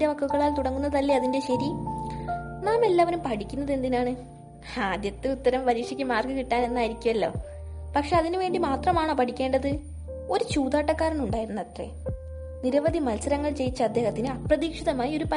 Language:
Malayalam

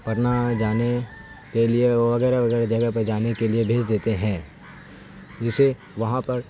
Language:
Urdu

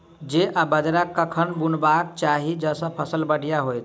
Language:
Maithili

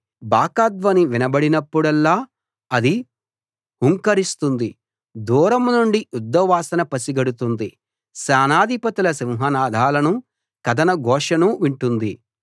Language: Telugu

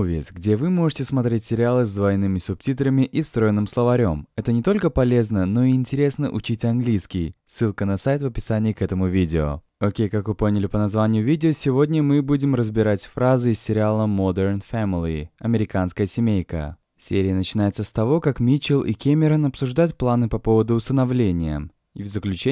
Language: Russian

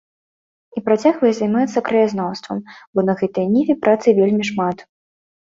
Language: Belarusian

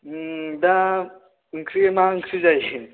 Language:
Bodo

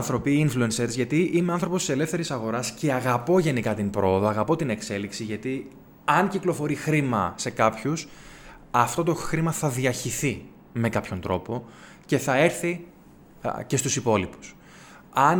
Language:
Greek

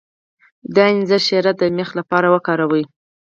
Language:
Pashto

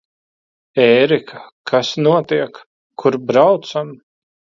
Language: Latvian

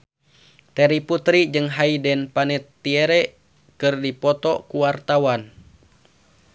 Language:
Sundanese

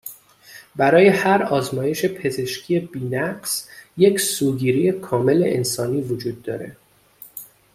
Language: Persian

